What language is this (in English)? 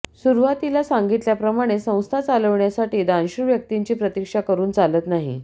Marathi